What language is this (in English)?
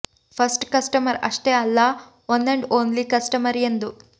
Kannada